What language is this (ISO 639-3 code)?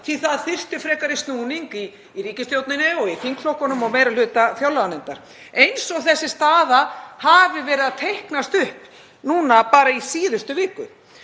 isl